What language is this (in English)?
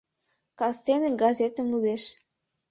Mari